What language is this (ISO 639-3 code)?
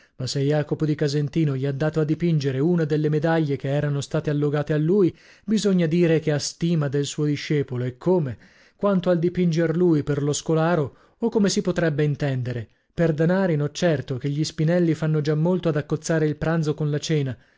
ita